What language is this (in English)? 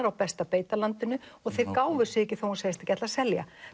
Icelandic